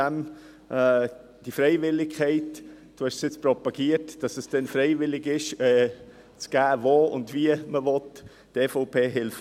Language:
Swiss German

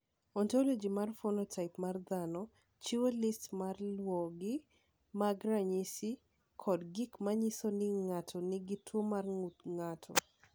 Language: Luo (Kenya and Tanzania)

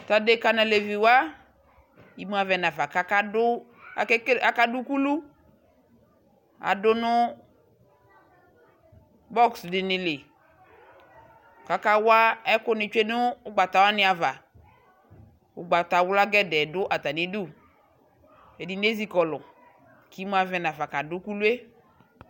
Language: Ikposo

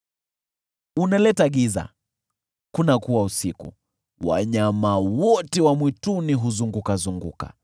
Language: Swahili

